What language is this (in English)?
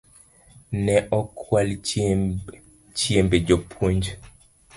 Luo (Kenya and Tanzania)